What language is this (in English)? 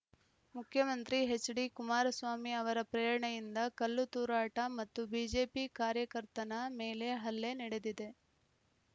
Kannada